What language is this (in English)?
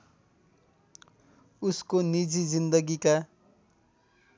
Nepali